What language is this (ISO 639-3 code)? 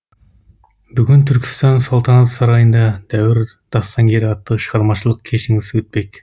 kaz